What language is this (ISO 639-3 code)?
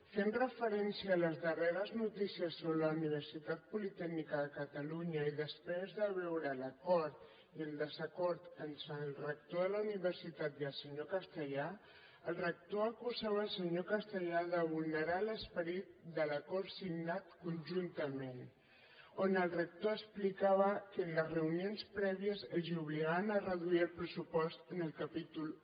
cat